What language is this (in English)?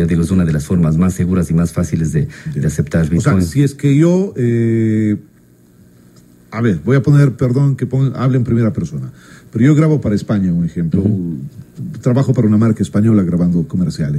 Spanish